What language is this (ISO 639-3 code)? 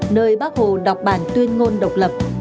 vie